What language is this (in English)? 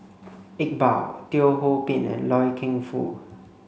English